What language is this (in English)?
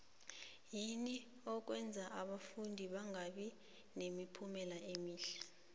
South Ndebele